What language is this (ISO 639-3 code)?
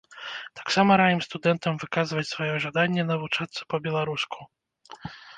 bel